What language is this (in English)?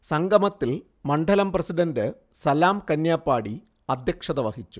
Malayalam